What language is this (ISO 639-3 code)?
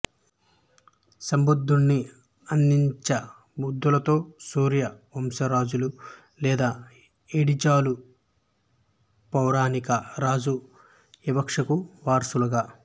tel